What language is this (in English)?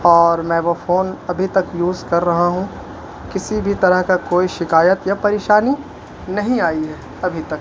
Urdu